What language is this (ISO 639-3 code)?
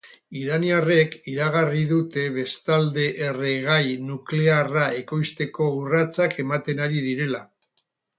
eus